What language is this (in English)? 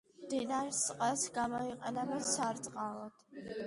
Georgian